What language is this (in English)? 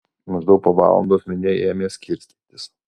Lithuanian